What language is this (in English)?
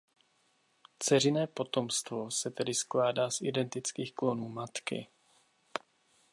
Czech